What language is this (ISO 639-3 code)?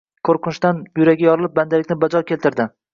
uzb